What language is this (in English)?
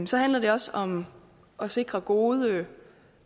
Danish